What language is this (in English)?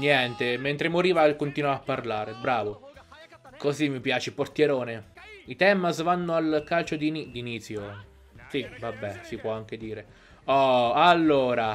Italian